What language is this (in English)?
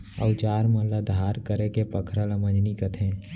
Chhattisgarhi